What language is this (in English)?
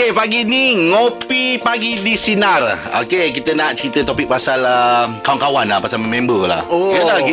Malay